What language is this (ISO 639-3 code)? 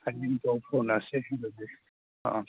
mni